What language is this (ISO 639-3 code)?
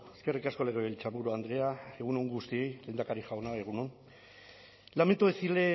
eus